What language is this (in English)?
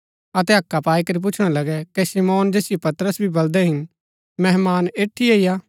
Gaddi